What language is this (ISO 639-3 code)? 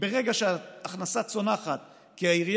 heb